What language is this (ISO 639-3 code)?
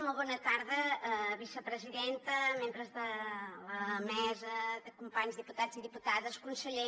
cat